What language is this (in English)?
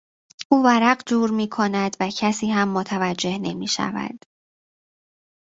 Persian